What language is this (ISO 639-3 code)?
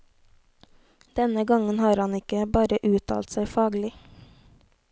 nor